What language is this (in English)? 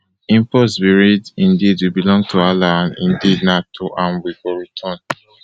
Nigerian Pidgin